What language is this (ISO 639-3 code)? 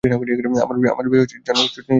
ben